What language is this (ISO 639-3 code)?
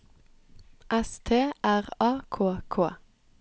nor